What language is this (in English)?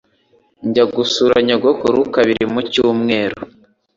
Kinyarwanda